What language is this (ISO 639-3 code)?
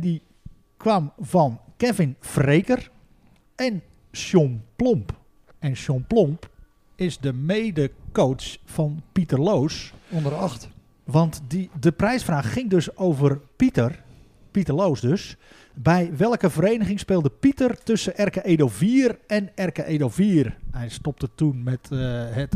nld